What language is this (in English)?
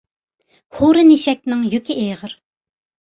Uyghur